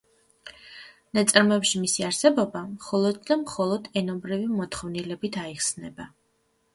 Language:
Georgian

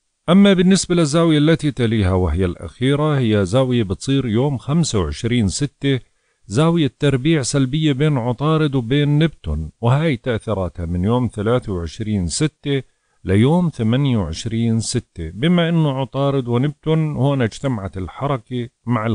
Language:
Arabic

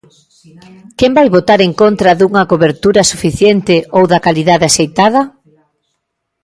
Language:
Galician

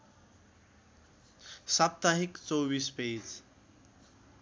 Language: Nepali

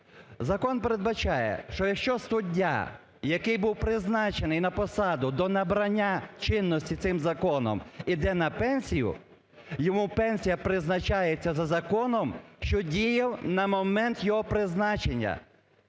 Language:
Ukrainian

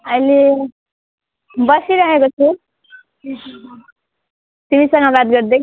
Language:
Nepali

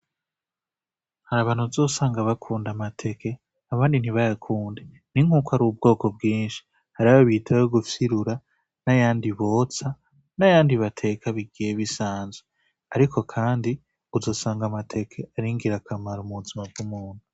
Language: Rundi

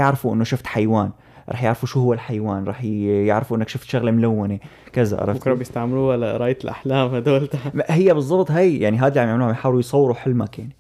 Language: Arabic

